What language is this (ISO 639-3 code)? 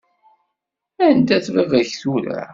kab